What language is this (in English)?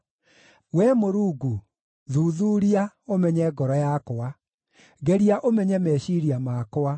Kikuyu